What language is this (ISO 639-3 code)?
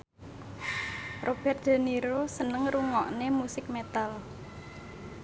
jav